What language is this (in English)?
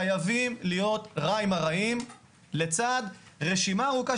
Hebrew